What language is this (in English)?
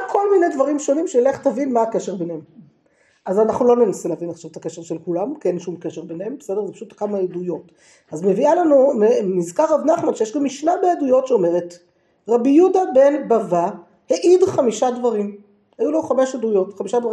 Hebrew